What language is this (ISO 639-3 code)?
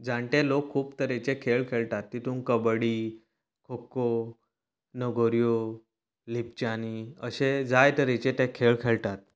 kok